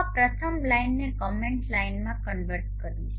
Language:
Gujarati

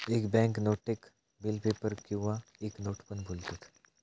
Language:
Marathi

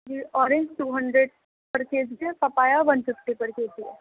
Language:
Urdu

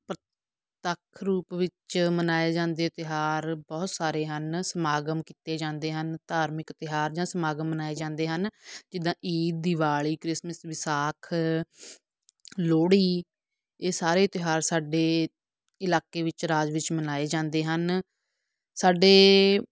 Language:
Punjabi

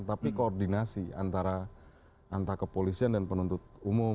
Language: Indonesian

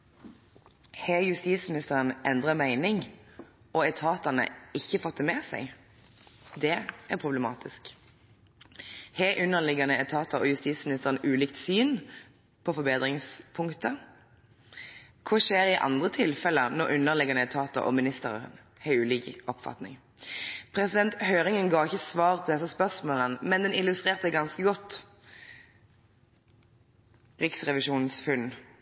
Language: Norwegian Bokmål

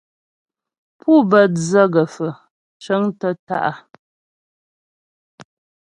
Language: Ghomala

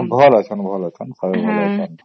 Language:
Odia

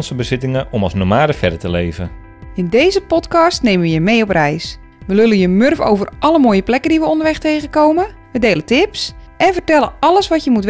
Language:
Dutch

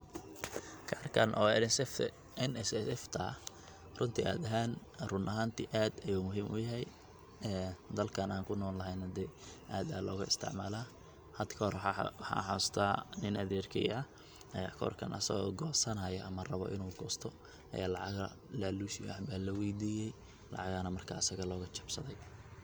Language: Somali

